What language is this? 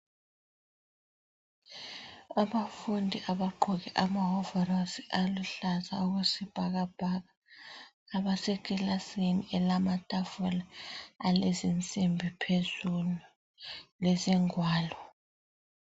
North Ndebele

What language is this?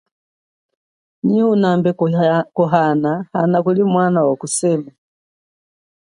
Chokwe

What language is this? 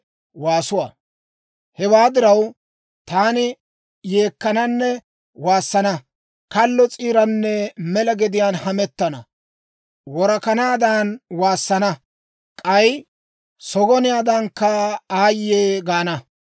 Dawro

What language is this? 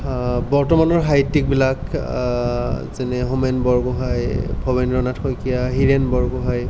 Assamese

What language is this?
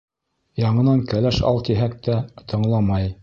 Bashkir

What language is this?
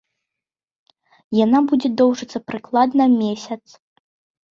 Belarusian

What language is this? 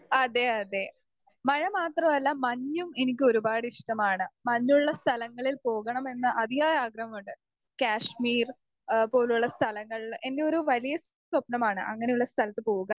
Malayalam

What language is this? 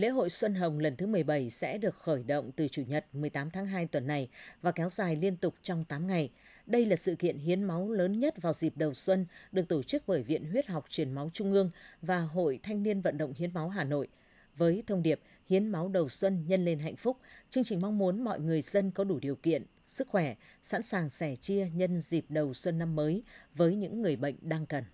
Vietnamese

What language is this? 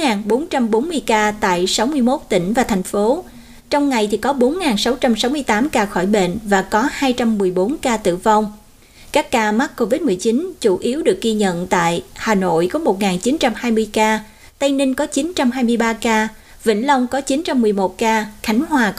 Vietnamese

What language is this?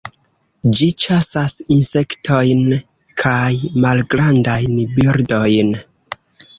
Esperanto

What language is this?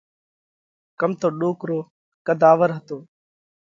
Parkari Koli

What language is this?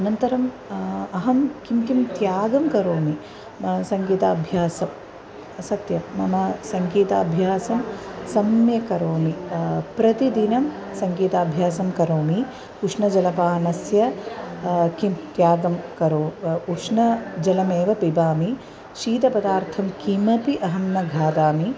Sanskrit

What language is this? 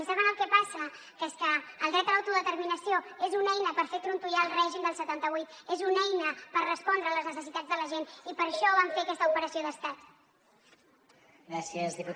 Catalan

